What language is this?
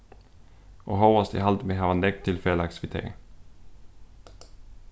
Faroese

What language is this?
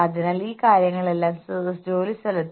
Malayalam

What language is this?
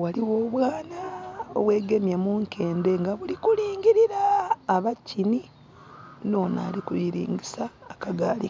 Soga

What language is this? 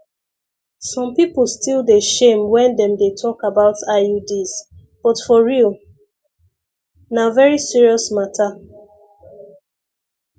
Nigerian Pidgin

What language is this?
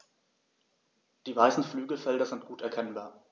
German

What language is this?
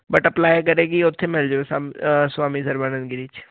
Punjabi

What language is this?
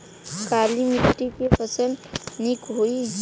Bhojpuri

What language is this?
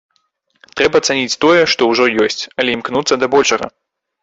Belarusian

